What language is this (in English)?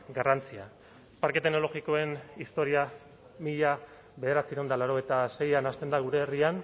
Basque